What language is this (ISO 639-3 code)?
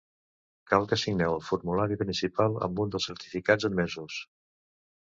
cat